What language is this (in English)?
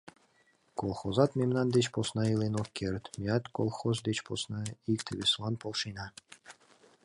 Mari